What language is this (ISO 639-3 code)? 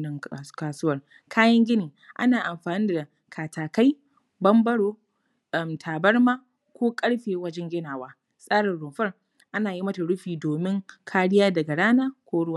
hau